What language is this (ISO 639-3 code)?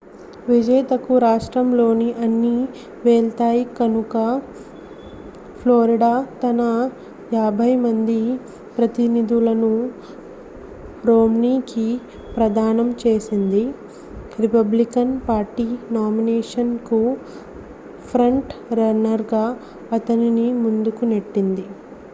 tel